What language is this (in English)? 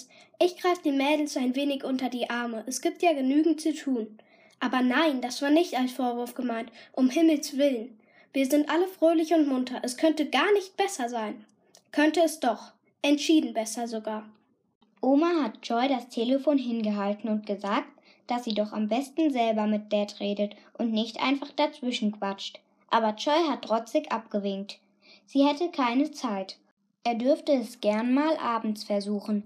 German